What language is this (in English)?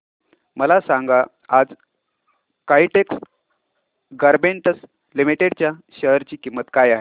Marathi